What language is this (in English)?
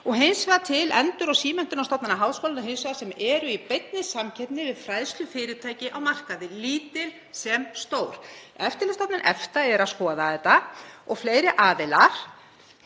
Icelandic